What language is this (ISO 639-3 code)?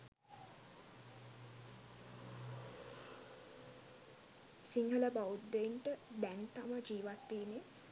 sin